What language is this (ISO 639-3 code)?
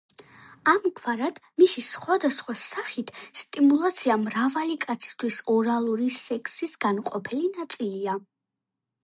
kat